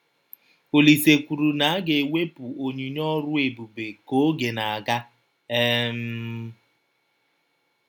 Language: Igbo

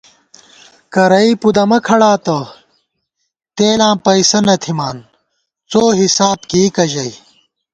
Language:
Gawar-Bati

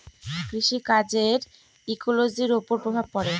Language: Bangla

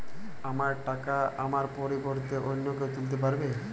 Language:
Bangla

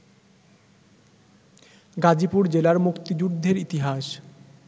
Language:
Bangla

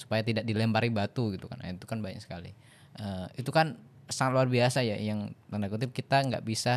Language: Indonesian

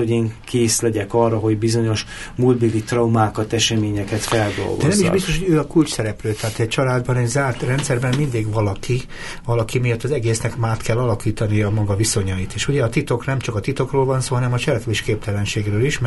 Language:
Hungarian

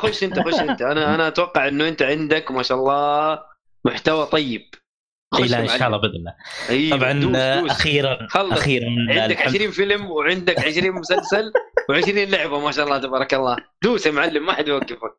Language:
Arabic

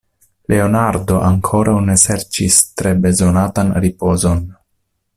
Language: Esperanto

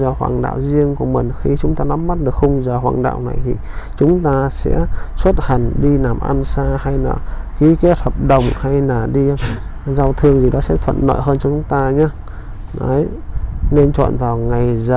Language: Vietnamese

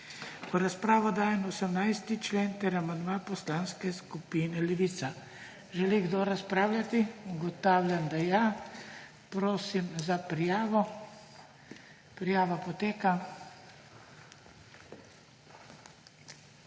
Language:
Slovenian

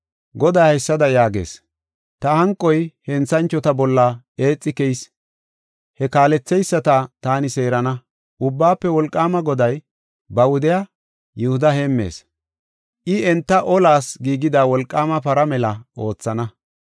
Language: Gofa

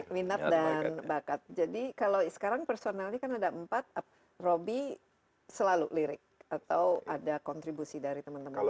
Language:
Indonesian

